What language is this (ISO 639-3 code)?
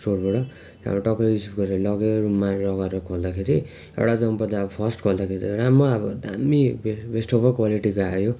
nep